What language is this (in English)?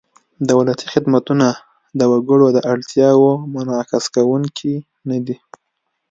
Pashto